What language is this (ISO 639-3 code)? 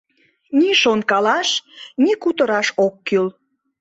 chm